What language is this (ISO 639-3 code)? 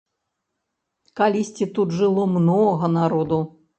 bel